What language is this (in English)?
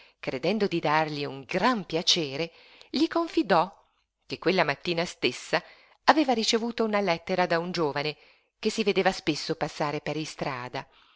Italian